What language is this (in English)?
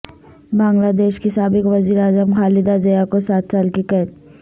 Urdu